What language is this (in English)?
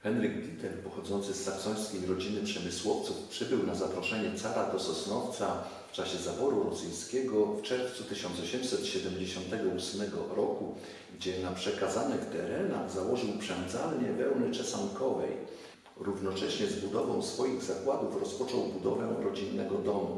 Polish